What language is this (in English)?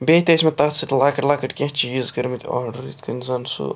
Kashmiri